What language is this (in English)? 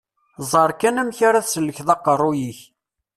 Kabyle